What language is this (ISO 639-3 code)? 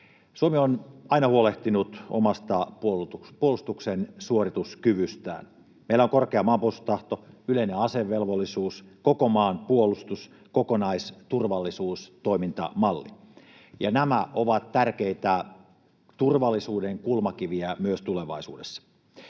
fin